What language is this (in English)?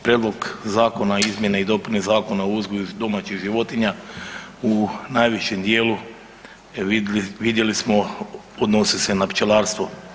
Croatian